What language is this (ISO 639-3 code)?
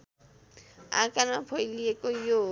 nep